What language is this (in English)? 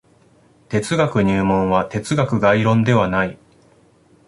Japanese